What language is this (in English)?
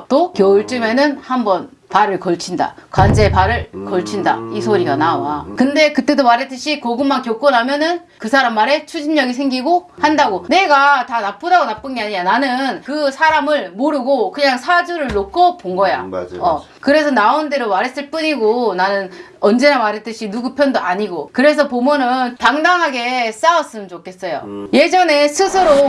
Korean